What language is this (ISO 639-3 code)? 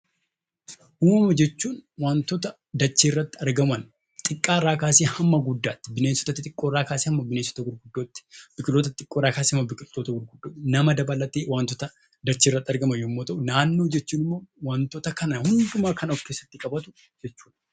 orm